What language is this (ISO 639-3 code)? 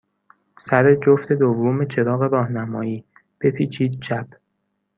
fas